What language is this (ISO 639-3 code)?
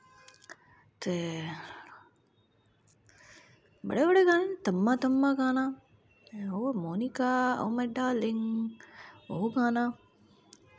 doi